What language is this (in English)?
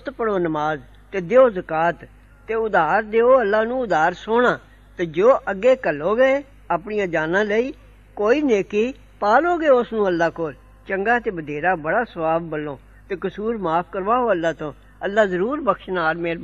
Arabic